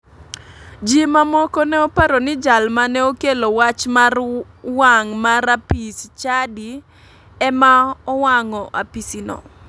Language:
Luo (Kenya and Tanzania)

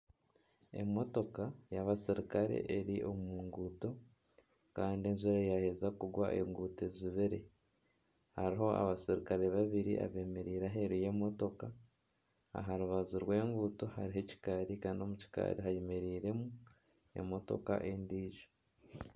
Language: Nyankole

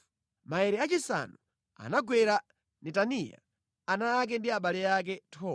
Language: Nyanja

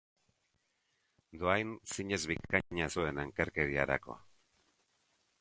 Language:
Basque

